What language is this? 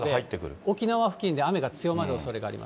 Japanese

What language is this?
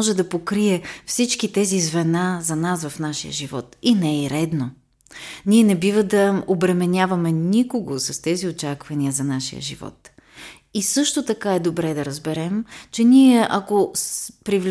Bulgarian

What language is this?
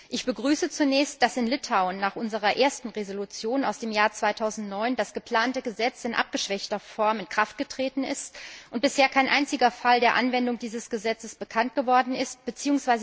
German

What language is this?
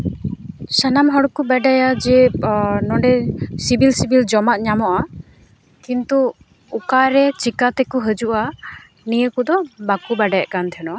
Santali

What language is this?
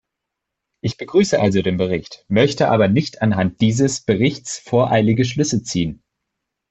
German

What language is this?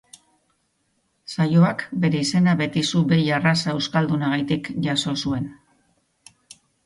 Basque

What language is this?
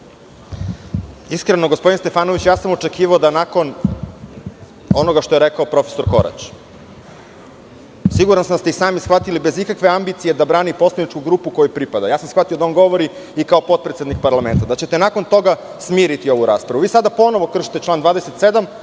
Serbian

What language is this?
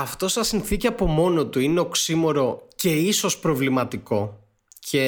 Greek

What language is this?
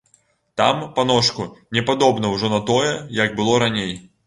Belarusian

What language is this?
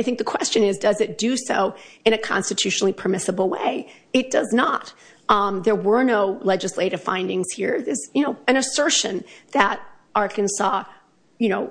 English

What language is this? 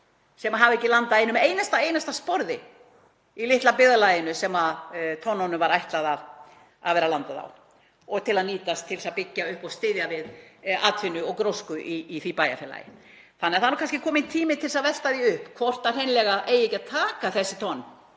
Icelandic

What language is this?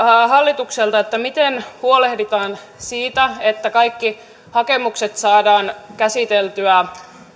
Finnish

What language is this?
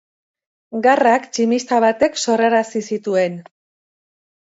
Basque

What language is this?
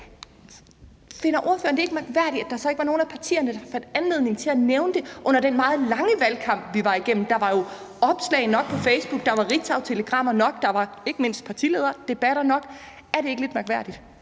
Danish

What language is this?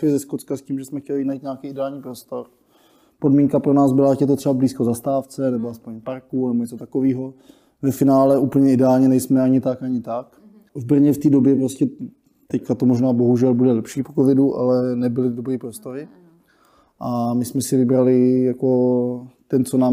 Czech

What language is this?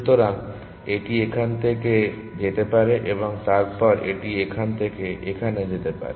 Bangla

